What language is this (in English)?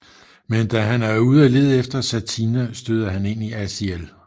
Danish